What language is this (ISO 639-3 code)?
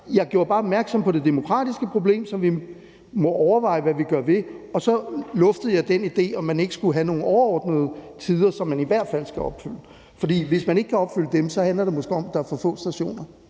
dan